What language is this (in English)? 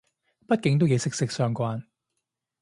Cantonese